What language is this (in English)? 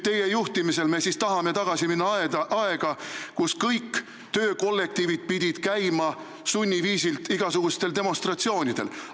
Estonian